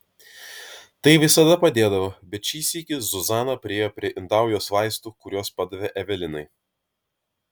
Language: Lithuanian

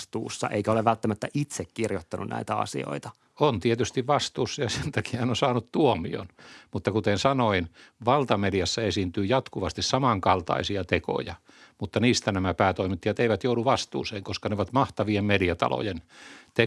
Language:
Finnish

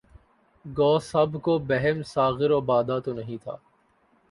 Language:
Urdu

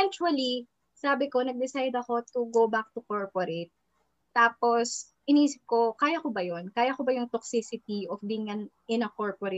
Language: Filipino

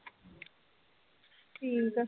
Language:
Punjabi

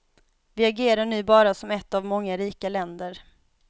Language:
Swedish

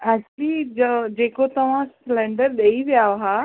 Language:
Sindhi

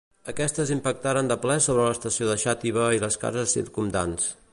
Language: Catalan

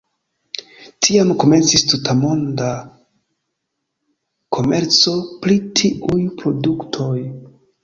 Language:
Esperanto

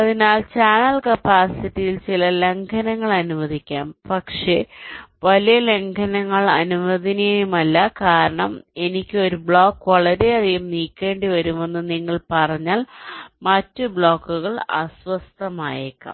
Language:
Malayalam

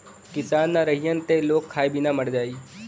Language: Bhojpuri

